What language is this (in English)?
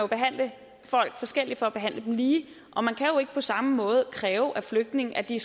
Danish